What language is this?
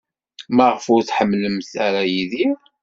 Kabyle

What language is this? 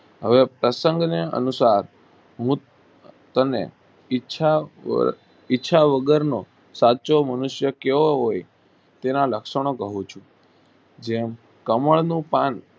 Gujarati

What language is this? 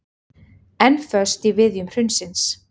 Icelandic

